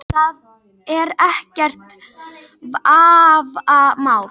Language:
Icelandic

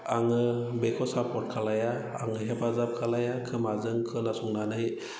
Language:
Bodo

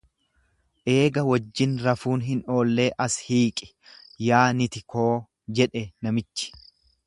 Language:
Oromo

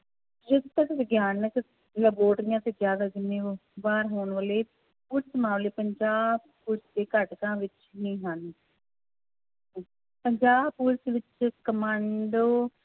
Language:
Punjabi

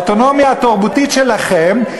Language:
Hebrew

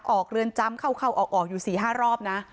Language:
Thai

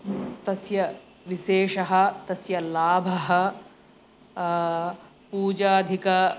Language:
Sanskrit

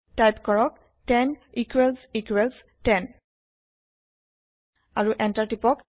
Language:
Assamese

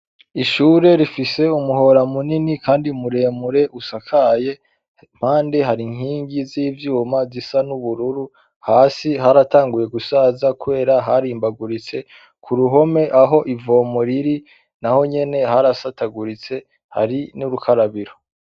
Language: Rundi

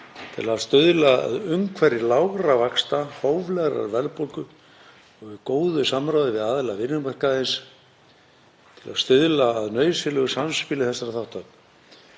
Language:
Icelandic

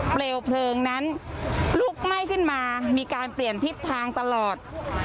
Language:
Thai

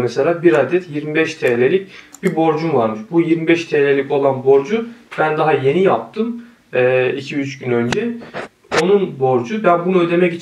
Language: Turkish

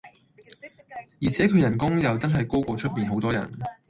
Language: Cantonese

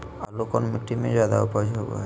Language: Magahi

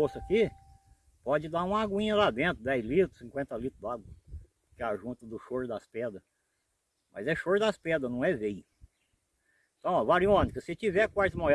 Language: Portuguese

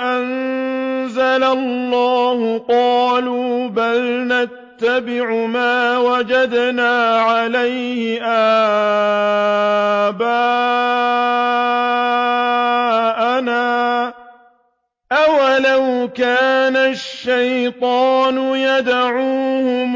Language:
Arabic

